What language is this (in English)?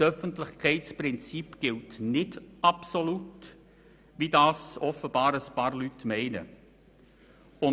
Swiss German